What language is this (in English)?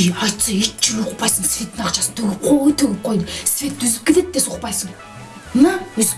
Spanish